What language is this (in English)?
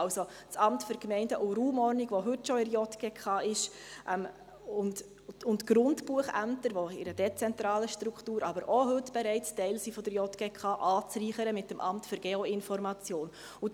Swiss German